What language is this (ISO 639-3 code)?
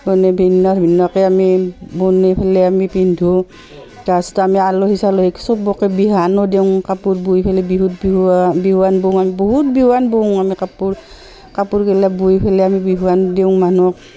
asm